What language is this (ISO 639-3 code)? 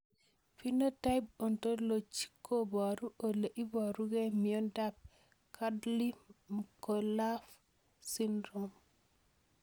kln